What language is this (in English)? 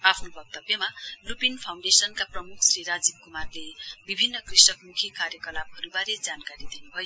Nepali